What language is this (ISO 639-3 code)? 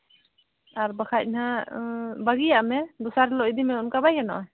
sat